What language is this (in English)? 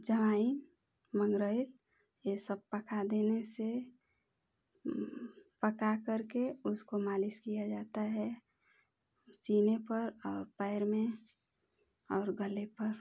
Hindi